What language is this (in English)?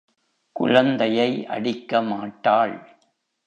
Tamil